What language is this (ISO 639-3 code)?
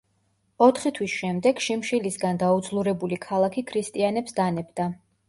kat